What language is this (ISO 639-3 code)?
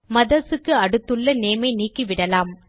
tam